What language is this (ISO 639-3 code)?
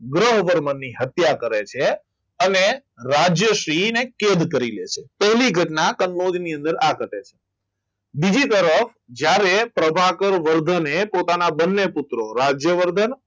guj